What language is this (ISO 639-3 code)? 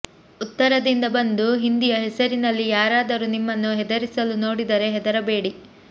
kan